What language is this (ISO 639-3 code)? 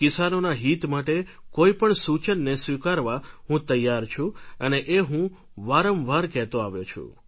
guj